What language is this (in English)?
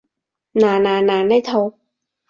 Cantonese